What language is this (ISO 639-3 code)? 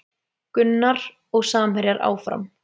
isl